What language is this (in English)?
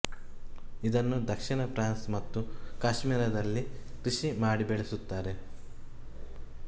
Kannada